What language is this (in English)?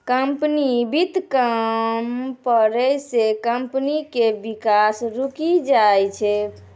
Maithili